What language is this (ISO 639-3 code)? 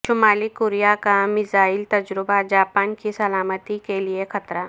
urd